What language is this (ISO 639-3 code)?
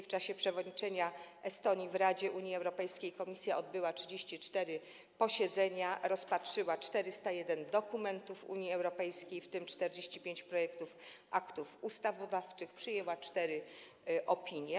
pol